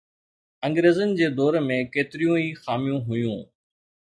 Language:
Sindhi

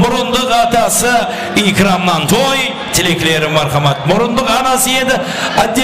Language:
Turkish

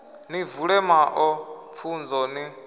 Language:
Venda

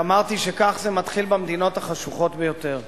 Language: Hebrew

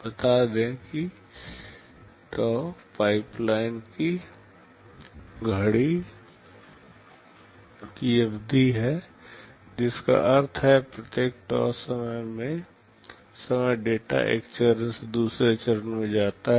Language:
Hindi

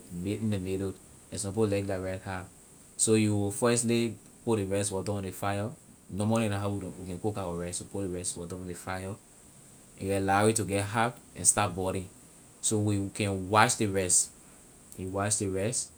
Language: Liberian English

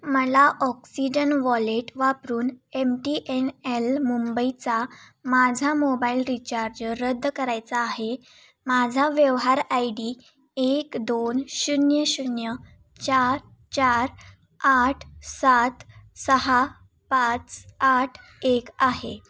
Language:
Marathi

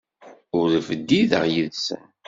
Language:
Kabyle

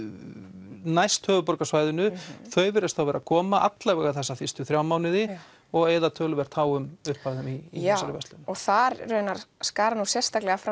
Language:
Icelandic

